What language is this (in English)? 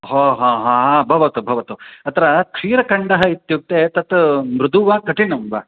Sanskrit